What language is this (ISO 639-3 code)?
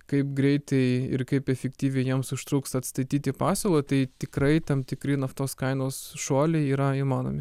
lit